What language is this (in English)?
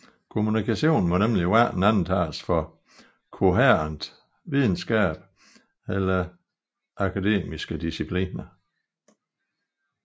Danish